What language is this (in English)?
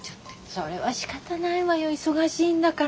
Japanese